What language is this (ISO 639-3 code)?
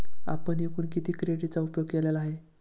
mar